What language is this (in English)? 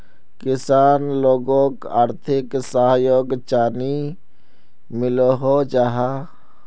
Magahi